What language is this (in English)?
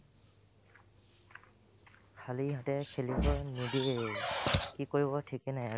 Assamese